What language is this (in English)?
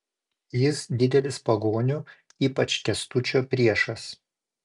Lithuanian